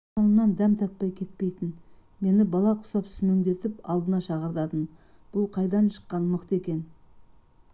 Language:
Kazakh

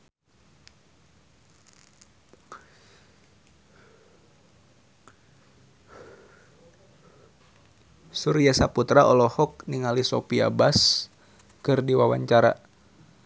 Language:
Sundanese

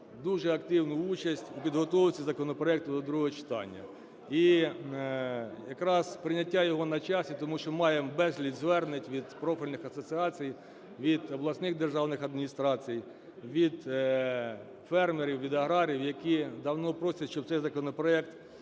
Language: Ukrainian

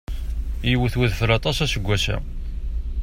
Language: Kabyle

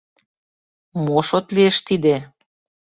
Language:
Mari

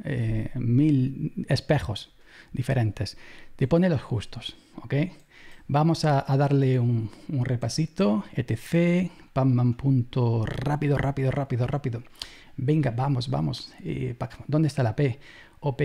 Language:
Spanish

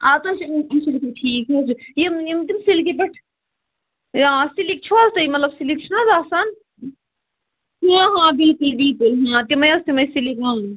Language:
Kashmiri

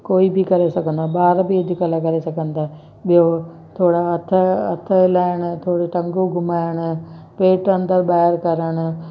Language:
Sindhi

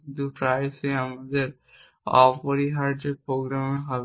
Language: Bangla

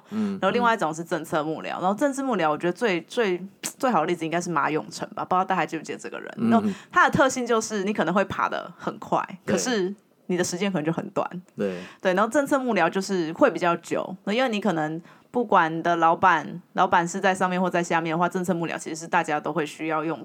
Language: Chinese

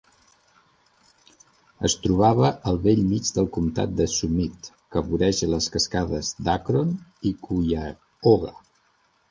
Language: Catalan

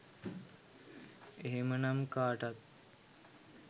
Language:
Sinhala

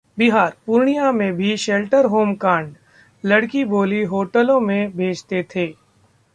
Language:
Hindi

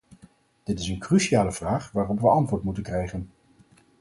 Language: Dutch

